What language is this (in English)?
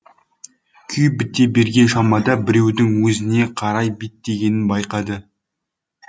Kazakh